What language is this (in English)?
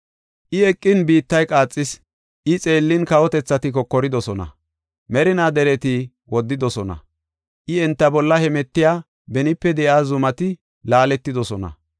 Gofa